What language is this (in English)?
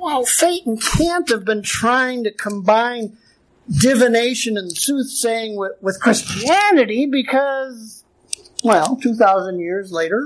English